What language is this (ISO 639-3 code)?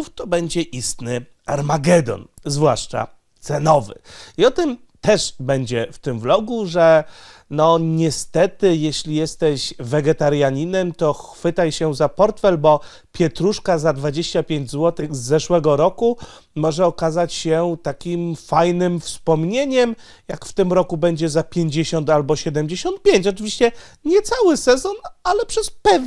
pol